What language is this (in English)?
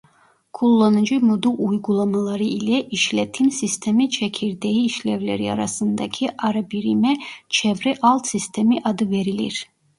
Turkish